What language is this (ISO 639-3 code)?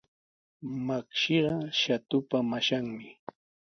qws